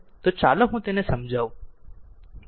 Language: Gujarati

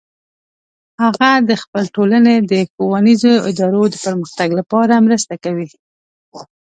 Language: Pashto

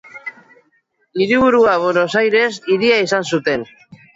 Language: Basque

